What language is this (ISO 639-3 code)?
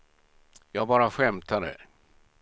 swe